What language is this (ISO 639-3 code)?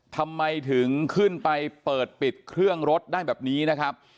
tha